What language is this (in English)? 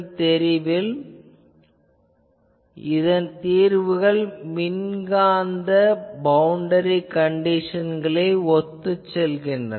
Tamil